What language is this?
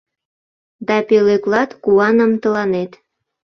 Mari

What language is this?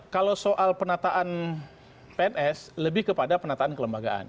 Indonesian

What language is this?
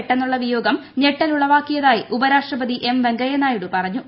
Malayalam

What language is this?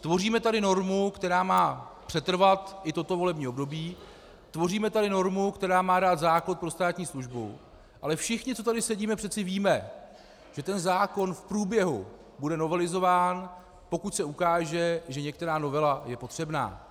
Czech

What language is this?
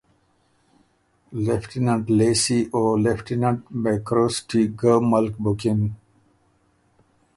Ormuri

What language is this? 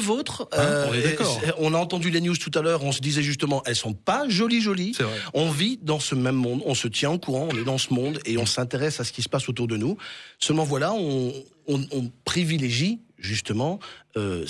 French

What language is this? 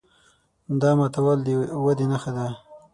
Pashto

